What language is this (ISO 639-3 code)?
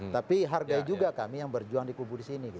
ind